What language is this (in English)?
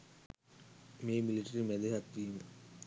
Sinhala